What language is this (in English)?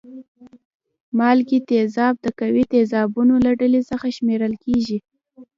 Pashto